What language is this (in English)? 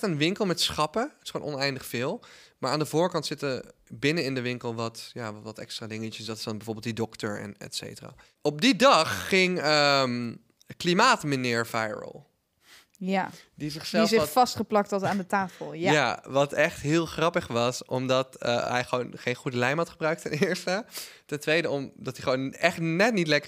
Dutch